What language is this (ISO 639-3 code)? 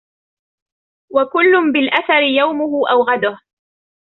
ara